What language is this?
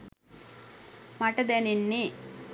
Sinhala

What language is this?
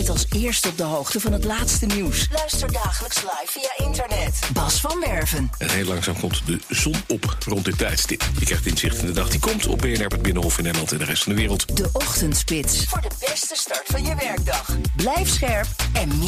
Dutch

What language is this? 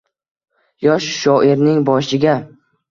Uzbek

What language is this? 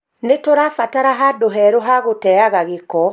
Kikuyu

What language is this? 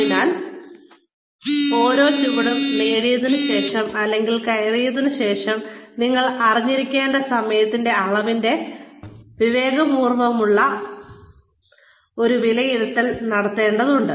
Malayalam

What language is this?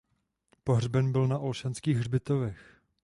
Czech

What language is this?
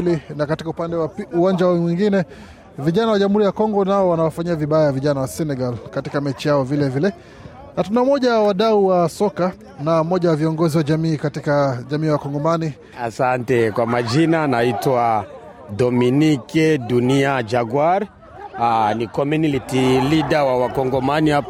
Swahili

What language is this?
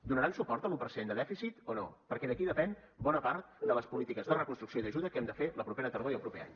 Catalan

